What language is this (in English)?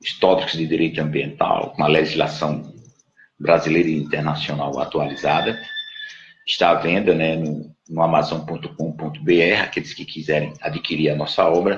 Portuguese